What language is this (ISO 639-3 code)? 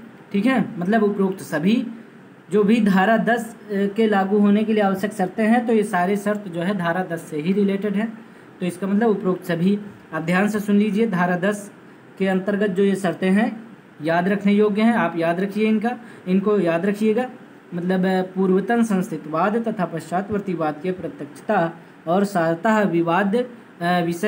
hin